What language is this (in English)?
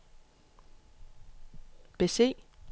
Danish